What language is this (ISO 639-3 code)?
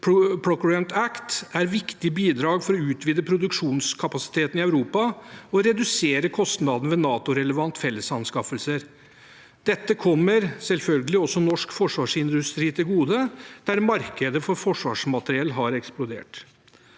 nor